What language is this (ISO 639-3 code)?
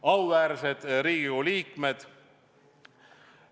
est